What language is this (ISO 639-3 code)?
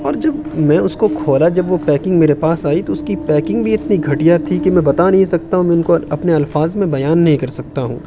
urd